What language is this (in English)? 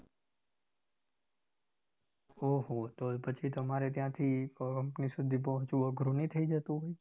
Gujarati